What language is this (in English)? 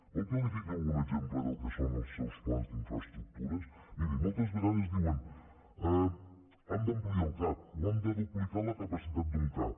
Catalan